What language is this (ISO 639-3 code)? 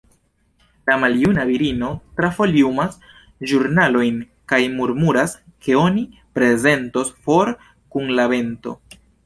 epo